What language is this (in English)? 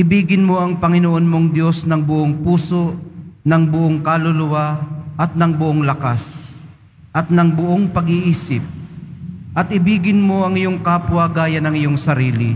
Filipino